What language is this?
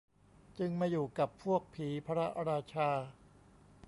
Thai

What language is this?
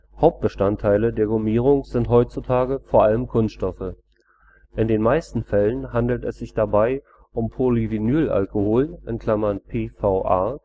German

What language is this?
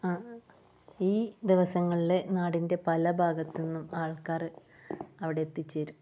Malayalam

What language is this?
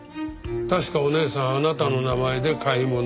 Japanese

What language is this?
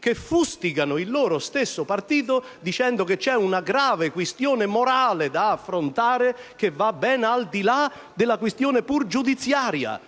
Italian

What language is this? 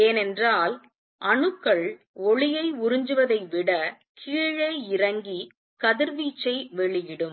Tamil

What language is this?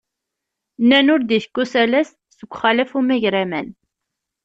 Kabyle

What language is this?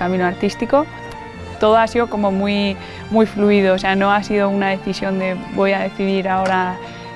Spanish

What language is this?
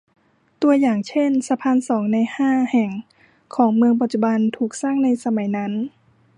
Thai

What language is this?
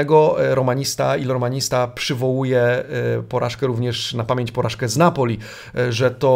Polish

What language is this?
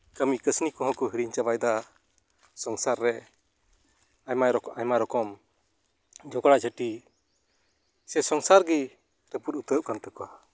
Santali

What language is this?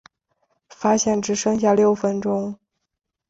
Chinese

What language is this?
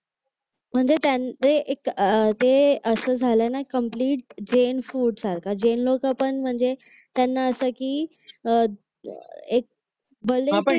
Marathi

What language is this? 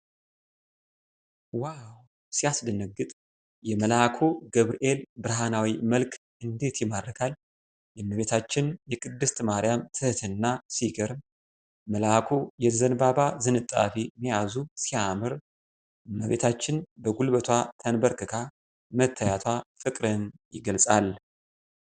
Amharic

